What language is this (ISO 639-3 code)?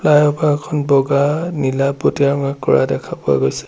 asm